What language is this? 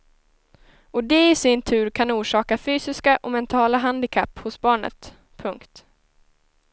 Swedish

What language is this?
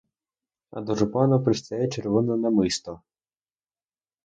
Ukrainian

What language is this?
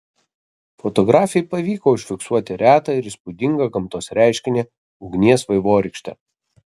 Lithuanian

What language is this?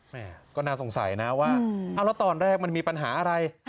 Thai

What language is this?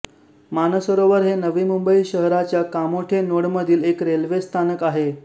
Marathi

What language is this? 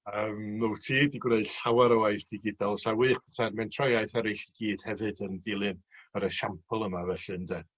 Welsh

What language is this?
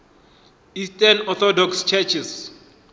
Northern Sotho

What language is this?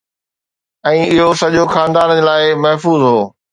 Sindhi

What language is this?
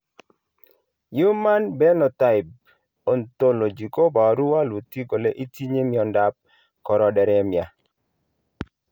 Kalenjin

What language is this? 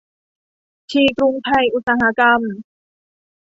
Thai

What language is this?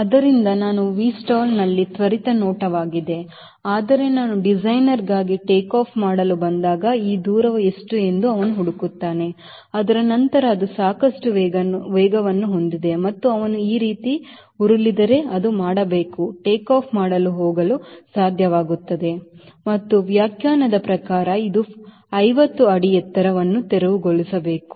Kannada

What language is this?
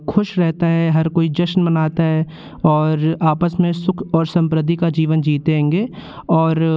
Hindi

